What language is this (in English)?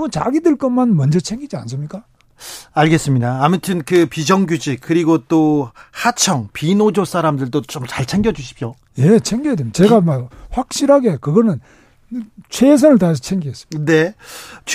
Korean